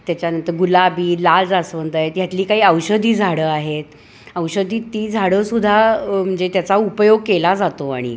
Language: Marathi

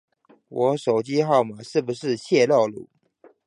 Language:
Chinese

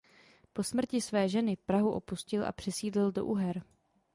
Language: Czech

